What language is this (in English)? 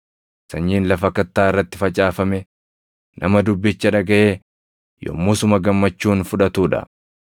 Oromo